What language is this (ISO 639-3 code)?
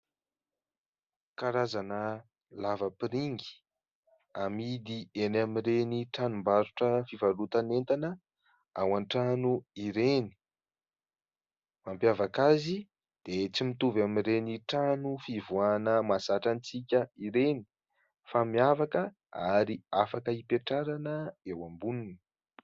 mlg